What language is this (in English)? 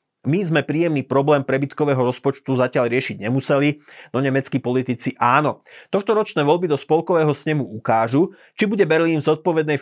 Slovak